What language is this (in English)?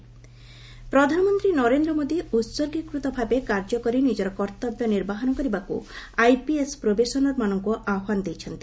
Odia